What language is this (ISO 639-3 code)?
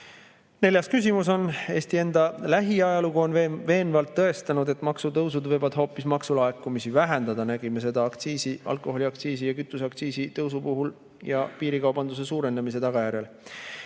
est